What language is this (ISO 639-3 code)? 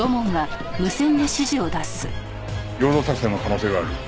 jpn